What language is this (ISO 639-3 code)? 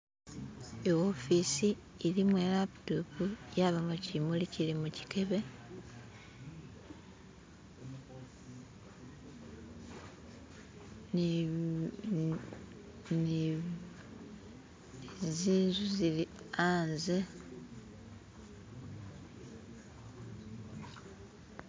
myx